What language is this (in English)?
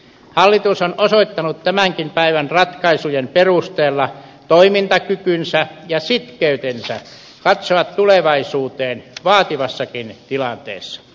Finnish